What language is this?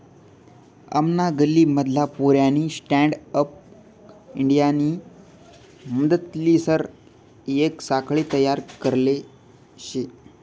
Marathi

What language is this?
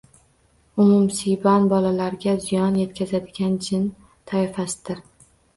Uzbek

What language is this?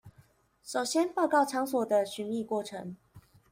Chinese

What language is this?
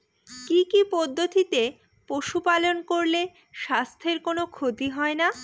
Bangla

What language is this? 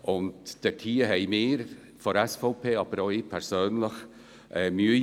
Swiss German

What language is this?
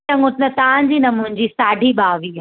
Sindhi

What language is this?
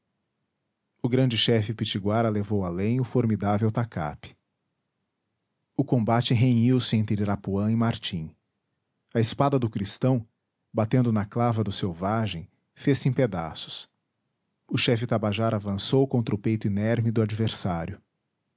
Portuguese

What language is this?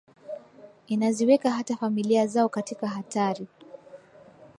Swahili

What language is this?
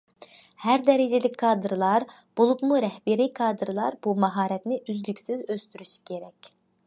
Uyghur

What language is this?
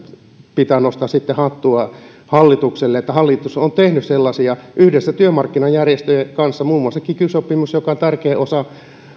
Finnish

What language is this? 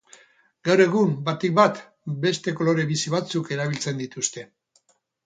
Basque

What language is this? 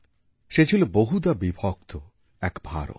Bangla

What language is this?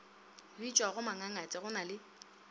Northern Sotho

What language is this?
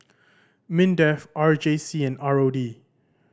English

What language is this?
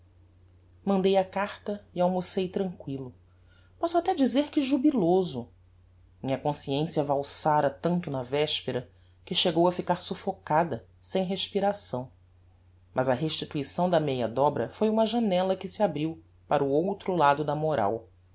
Portuguese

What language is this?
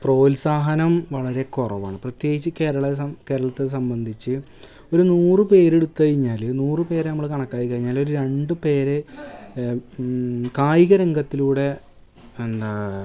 Malayalam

